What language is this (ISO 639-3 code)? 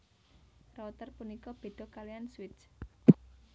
jav